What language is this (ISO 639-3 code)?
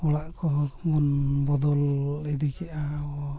sat